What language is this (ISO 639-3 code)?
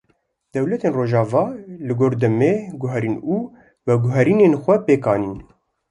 kur